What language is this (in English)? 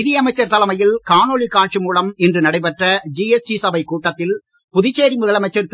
Tamil